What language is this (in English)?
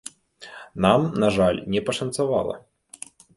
Belarusian